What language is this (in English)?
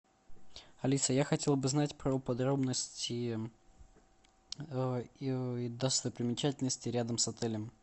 Russian